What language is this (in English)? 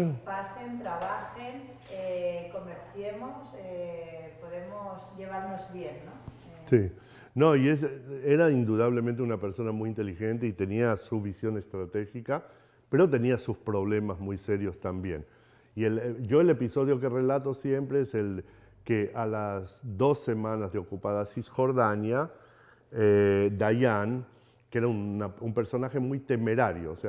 Spanish